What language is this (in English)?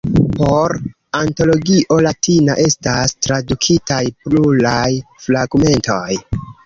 Esperanto